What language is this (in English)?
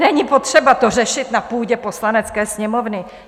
Czech